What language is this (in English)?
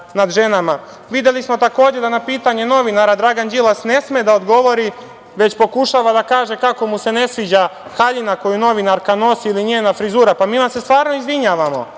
Serbian